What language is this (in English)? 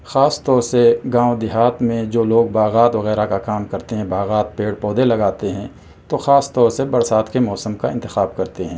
Urdu